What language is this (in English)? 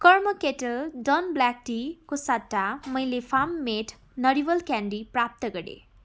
Nepali